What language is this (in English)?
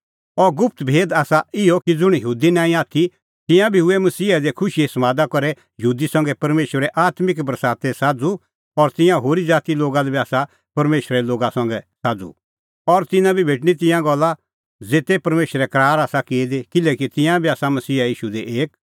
Kullu Pahari